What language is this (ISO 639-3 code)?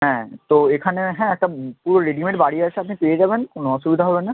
ben